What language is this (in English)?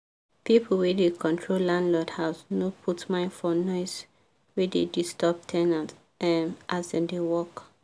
Nigerian Pidgin